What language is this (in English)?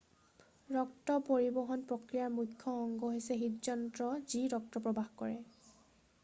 Assamese